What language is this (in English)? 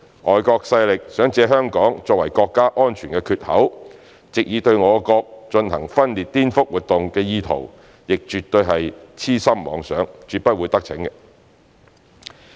Cantonese